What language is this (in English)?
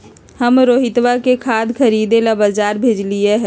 Magahi